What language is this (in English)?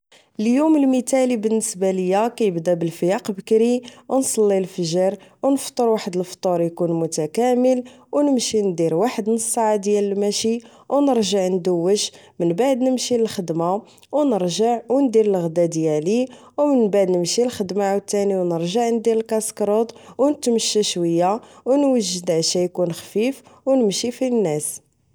Moroccan Arabic